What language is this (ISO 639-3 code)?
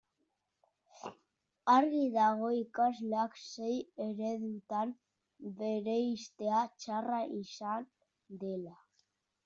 eus